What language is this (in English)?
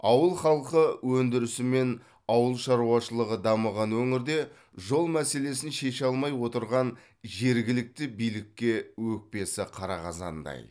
Kazakh